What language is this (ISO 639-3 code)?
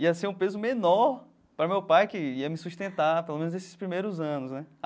por